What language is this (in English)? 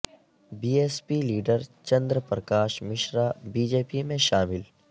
Urdu